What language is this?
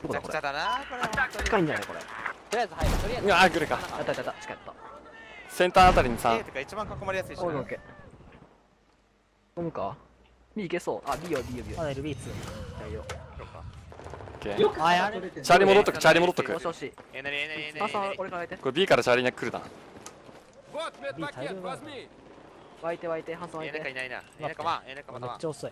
Japanese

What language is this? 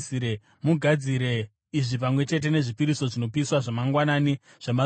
Shona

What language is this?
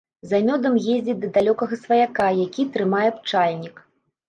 Belarusian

